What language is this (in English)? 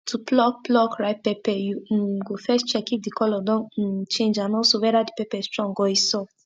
Nigerian Pidgin